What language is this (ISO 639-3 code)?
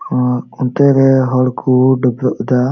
sat